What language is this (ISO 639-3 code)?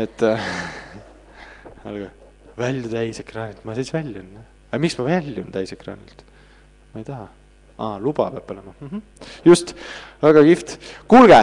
fin